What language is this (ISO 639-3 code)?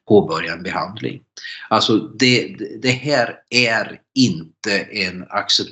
swe